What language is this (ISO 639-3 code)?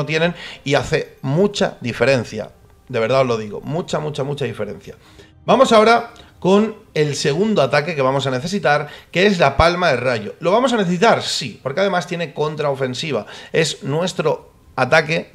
spa